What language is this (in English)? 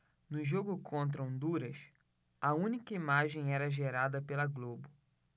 Portuguese